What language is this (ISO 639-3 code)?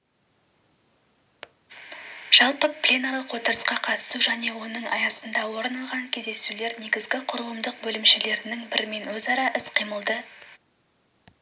kaz